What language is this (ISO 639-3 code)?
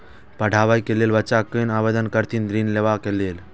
mai